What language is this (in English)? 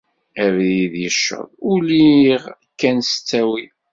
Kabyle